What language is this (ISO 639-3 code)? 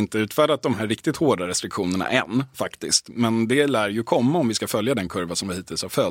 swe